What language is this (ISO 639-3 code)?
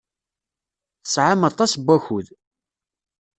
kab